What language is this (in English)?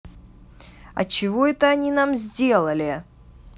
Russian